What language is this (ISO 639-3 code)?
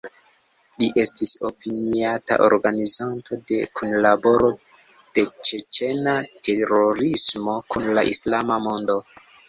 epo